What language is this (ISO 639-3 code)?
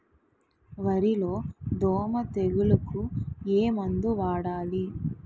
tel